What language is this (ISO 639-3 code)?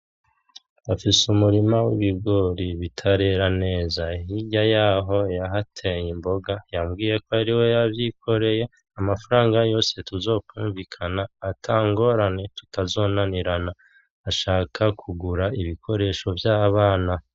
run